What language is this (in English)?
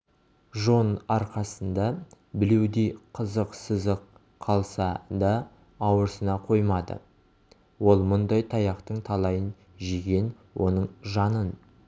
Kazakh